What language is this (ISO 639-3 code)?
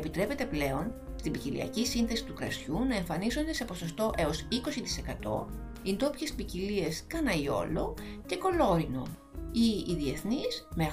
ell